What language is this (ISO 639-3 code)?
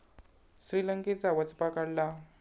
mar